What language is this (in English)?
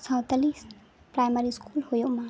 Santali